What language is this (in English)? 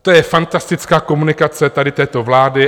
Czech